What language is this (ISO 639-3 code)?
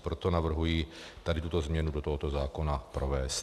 ces